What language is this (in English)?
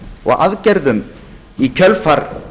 Icelandic